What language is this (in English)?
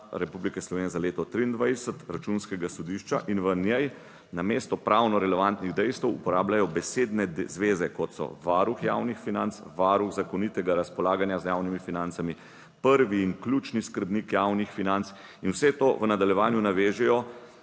Slovenian